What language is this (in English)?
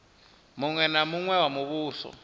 Venda